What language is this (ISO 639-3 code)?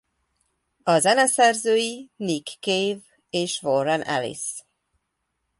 hun